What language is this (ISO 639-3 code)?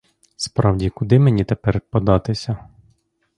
ukr